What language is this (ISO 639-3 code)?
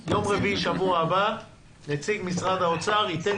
heb